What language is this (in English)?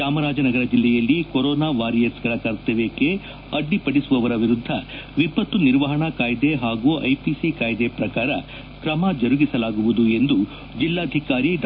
Kannada